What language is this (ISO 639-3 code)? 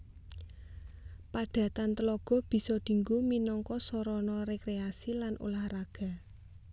jav